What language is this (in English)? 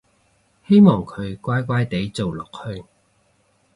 Cantonese